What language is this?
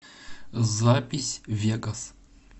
Russian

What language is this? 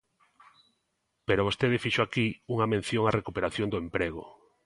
Galician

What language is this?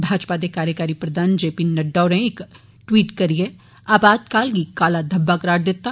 Dogri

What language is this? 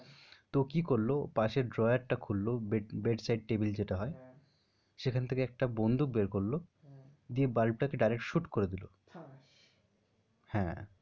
Bangla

